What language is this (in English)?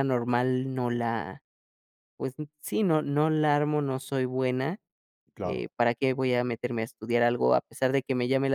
Spanish